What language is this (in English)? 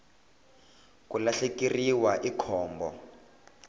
Tsonga